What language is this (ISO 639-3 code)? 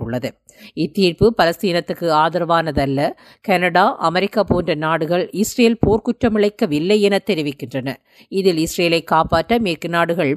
tam